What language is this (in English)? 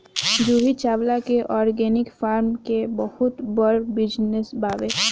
Bhojpuri